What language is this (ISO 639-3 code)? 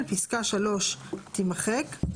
heb